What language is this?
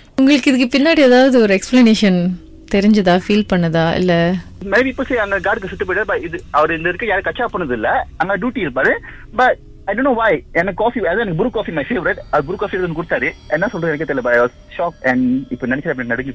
Tamil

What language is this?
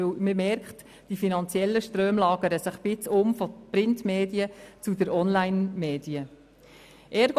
Swiss German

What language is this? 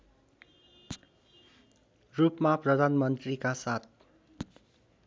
Nepali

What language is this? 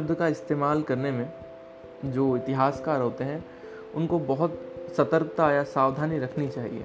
Hindi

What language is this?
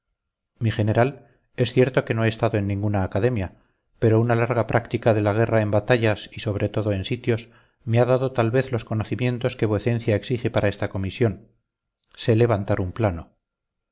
Spanish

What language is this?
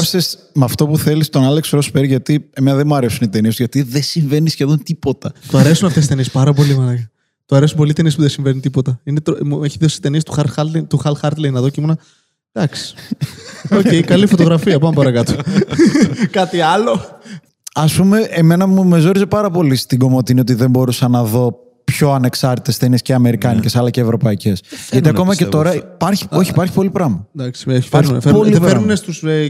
Greek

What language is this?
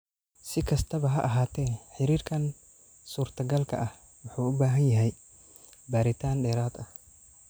Somali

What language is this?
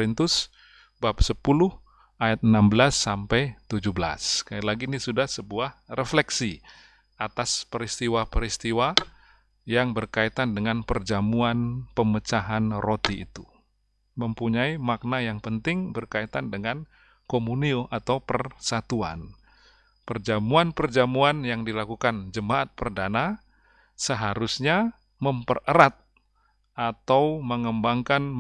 Indonesian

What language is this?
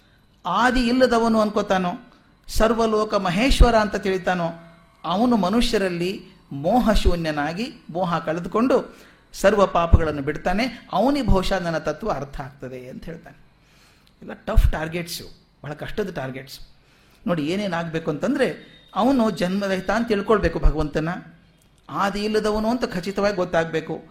Kannada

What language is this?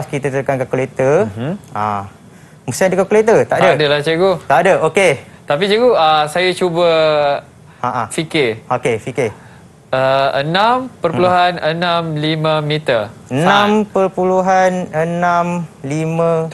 Malay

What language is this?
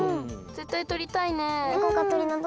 Japanese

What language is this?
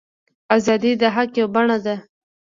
Pashto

